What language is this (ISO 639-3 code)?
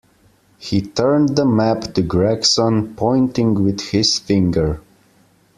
eng